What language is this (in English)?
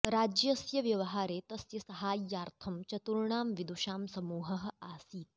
Sanskrit